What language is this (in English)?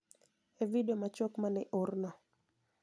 Luo (Kenya and Tanzania)